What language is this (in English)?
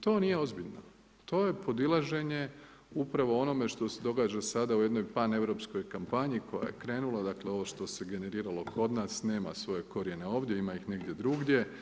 Croatian